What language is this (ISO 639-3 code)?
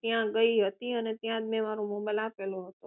guj